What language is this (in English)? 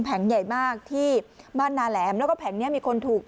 Thai